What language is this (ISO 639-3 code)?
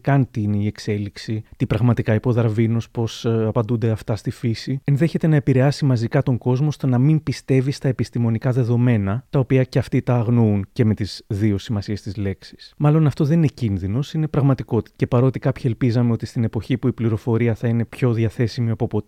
ell